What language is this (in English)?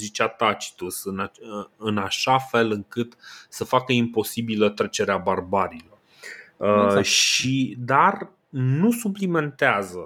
Romanian